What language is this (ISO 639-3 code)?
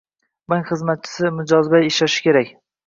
uzb